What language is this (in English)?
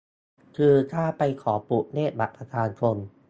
Thai